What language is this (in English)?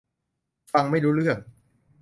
Thai